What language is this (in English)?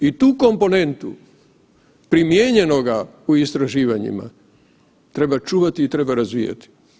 Croatian